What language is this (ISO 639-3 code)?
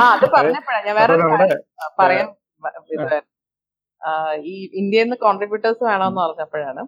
mal